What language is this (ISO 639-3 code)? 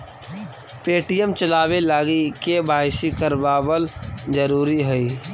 mag